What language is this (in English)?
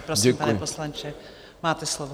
Czech